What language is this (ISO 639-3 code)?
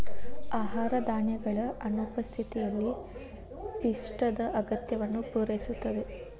kan